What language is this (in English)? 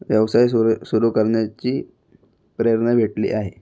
Marathi